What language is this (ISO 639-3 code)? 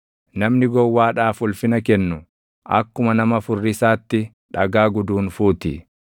orm